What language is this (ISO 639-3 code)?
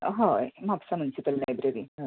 kok